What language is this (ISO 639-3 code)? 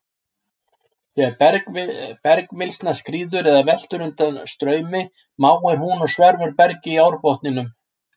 isl